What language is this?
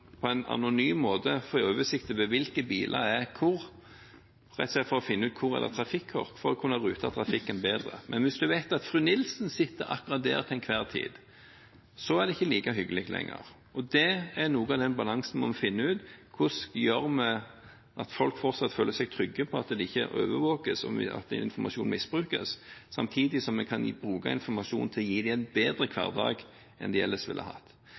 Norwegian Bokmål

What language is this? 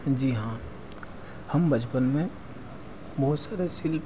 Hindi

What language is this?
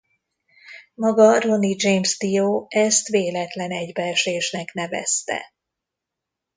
Hungarian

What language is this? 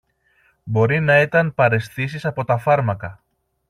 Greek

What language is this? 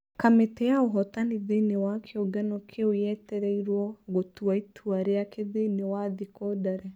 Kikuyu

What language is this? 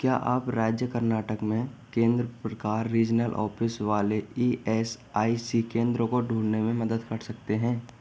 Hindi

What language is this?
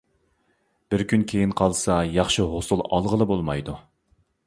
Uyghur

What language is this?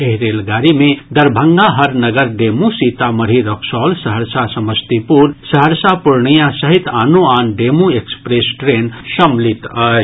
Maithili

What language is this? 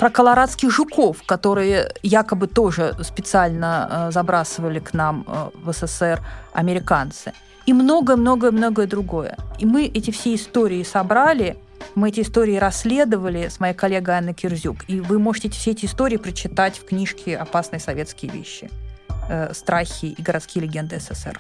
Russian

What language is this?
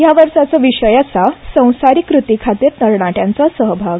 Konkani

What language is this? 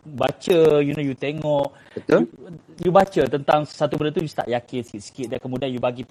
Malay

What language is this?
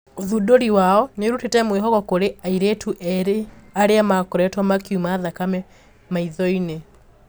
Kikuyu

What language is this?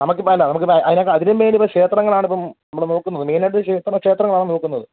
Malayalam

